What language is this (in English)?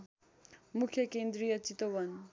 Nepali